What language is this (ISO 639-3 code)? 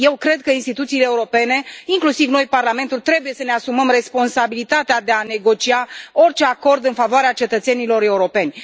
ron